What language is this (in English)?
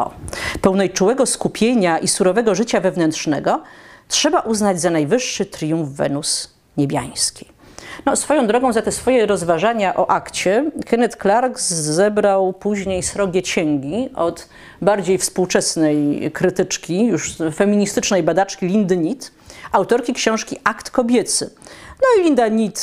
Polish